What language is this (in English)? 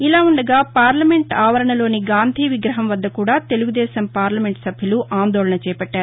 Telugu